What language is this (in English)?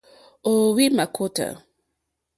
Mokpwe